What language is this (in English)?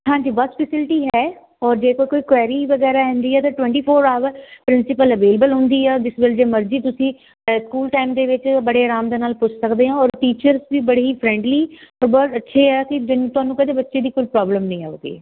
Punjabi